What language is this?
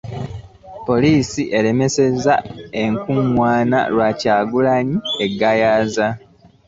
Ganda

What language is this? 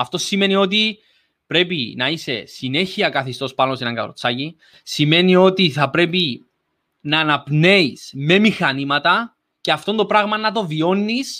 Greek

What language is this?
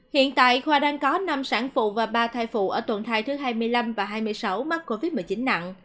Vietnamese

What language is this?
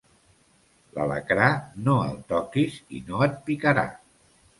Catalan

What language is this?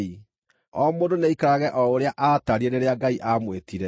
Kikuyu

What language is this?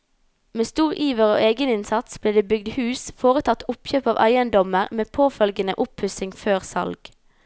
Norwegian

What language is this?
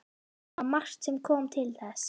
Icelandic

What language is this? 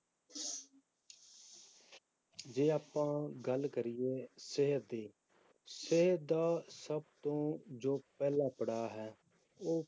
Punjabi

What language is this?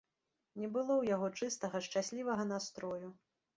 Belarusian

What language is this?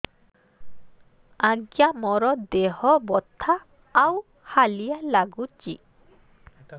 Odia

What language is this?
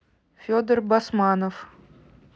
Russian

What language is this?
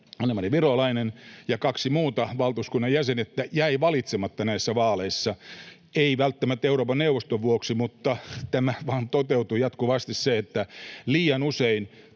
Finnish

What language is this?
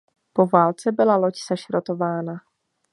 Czech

